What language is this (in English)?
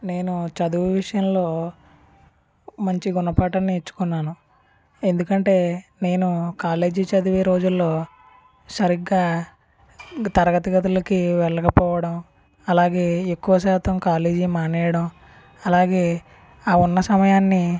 Telugu